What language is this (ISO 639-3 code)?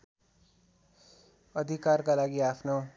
nep